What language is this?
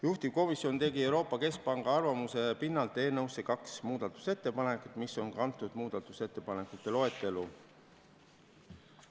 Estonian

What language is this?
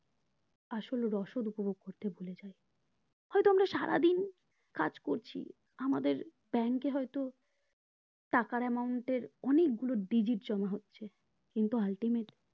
Bangla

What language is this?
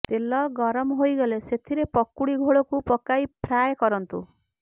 Odia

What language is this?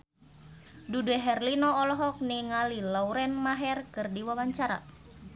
Sundanese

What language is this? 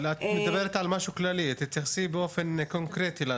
Hebrew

